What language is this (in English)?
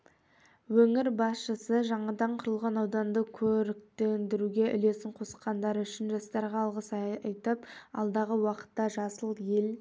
Kazakh